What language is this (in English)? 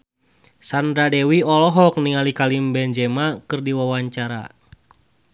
Sundanese